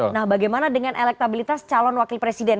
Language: Indonesian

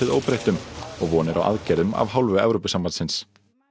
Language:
Icelandic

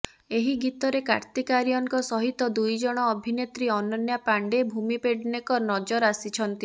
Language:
Odia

